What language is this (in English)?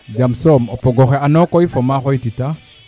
Serer